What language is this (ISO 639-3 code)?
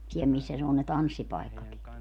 fin